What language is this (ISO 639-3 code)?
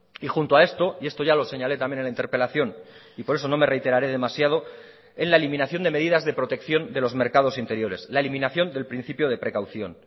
spa